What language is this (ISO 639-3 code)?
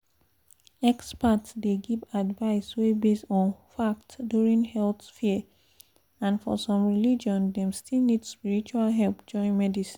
pcm